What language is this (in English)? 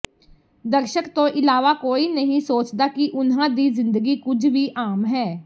Punjabi